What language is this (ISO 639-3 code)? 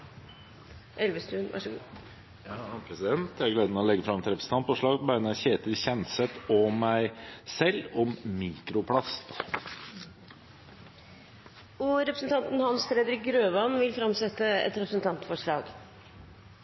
nob